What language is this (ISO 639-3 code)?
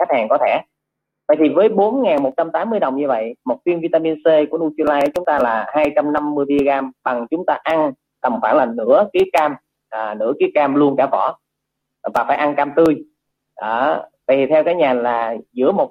vie